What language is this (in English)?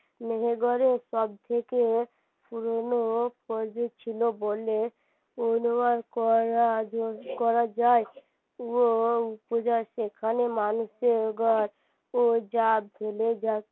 Bangla